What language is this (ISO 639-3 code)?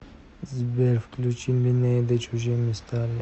rus